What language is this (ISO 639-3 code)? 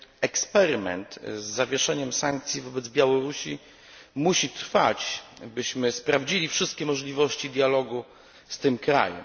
pol